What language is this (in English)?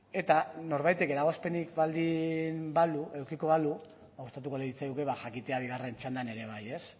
Basque